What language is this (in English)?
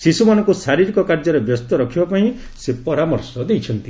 Odia